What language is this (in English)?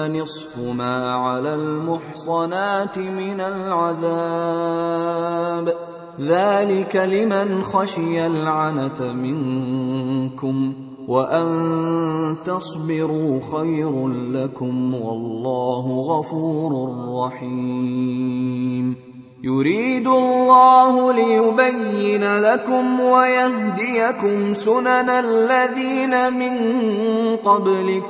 Arabic